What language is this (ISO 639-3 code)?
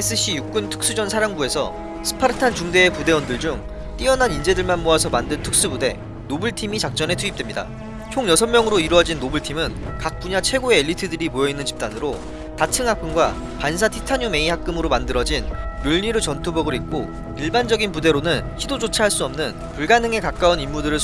kor